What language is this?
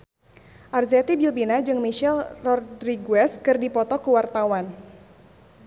Sundanese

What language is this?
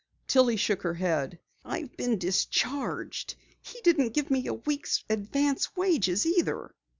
English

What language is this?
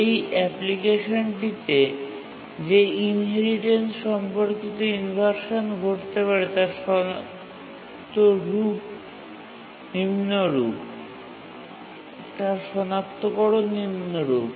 Bangla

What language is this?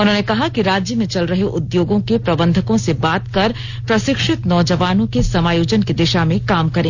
Hindi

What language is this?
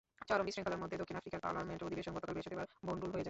Bangla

